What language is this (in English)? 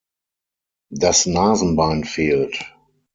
German